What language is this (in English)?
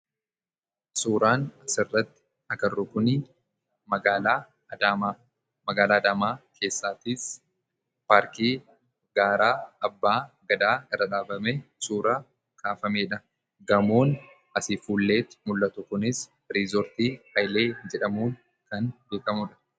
Oromo